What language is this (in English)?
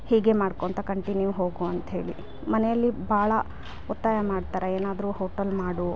Kannada